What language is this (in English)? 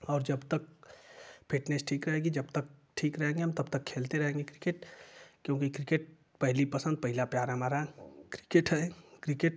Hindi